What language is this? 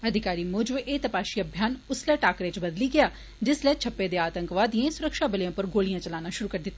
Dogri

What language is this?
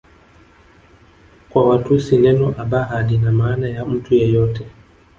Swahili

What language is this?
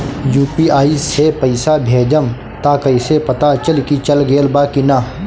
Bhojpuri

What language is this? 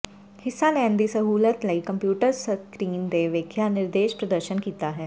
Punjabi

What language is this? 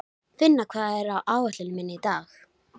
Icelandic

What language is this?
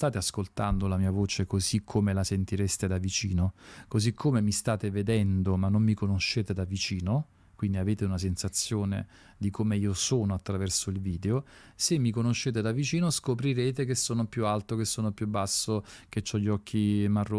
Italian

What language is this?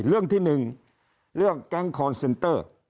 Thai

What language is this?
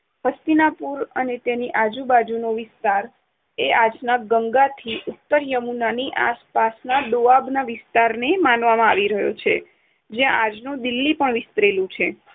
Gujarati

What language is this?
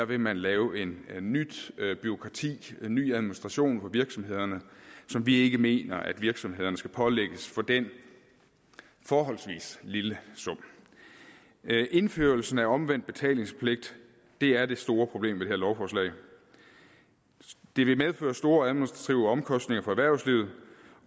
Danish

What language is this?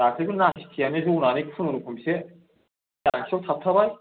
Bodo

